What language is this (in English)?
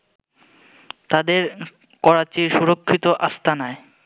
Bangla